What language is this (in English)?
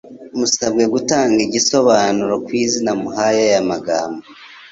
Kinyarwanda